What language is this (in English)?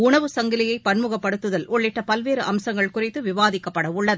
Tamil